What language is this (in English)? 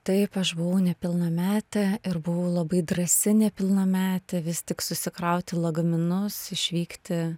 Lithuanian